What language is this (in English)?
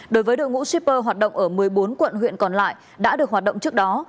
Vietnamese